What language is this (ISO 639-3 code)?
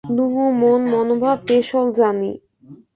ben